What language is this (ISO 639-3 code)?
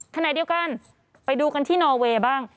tha